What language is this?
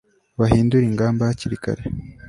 Kinyarwanda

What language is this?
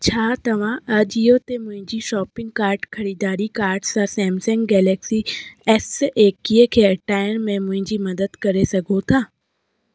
Sindhi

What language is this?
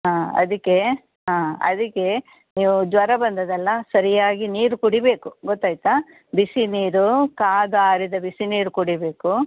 Kannada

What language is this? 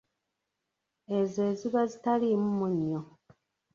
Ganda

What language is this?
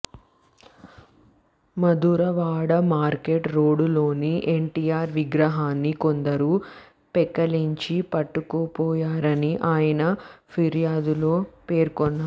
Telugu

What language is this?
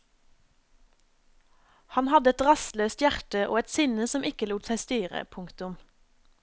Norwegian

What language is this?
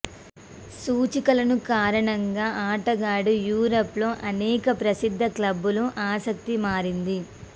Telugu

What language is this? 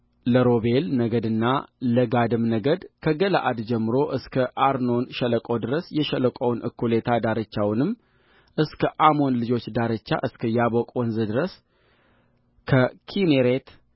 Amharic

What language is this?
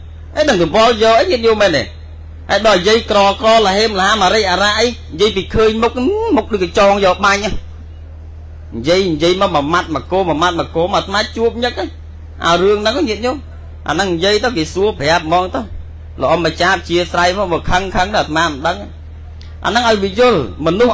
Vietnamese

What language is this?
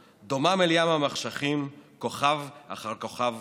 Hebrew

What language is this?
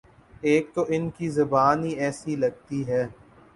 Urdu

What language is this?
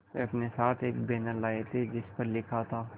Hindi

